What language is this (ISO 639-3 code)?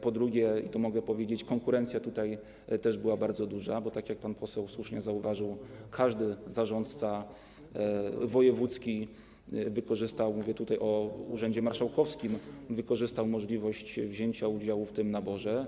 pol